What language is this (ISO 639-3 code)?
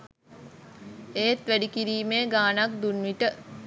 sin